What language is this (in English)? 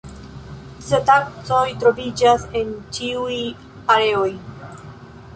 Esperanto